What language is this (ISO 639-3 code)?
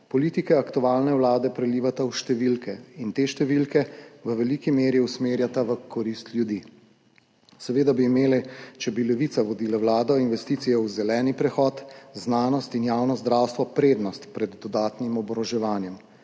slv